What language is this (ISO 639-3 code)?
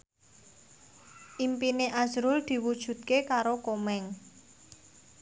jav